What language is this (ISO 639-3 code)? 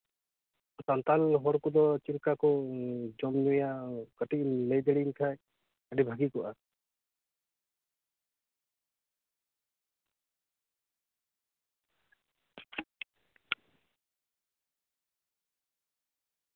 sat